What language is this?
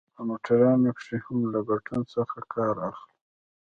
Pashto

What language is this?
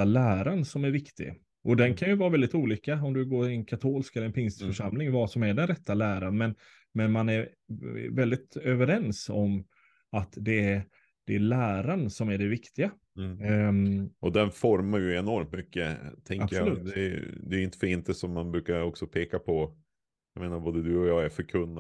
Swedish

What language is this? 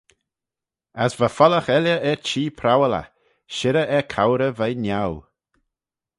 Manx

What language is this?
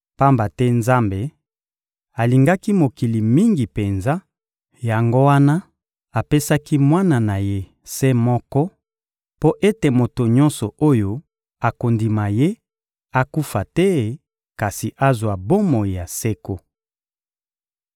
Lingala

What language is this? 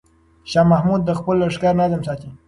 Pashto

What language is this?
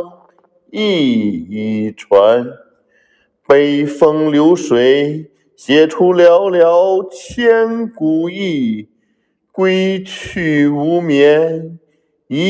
Chinese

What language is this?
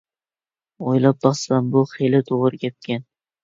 Uyghur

